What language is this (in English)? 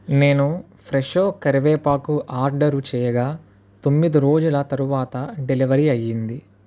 Telugu